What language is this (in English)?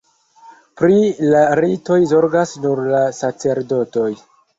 Esperanto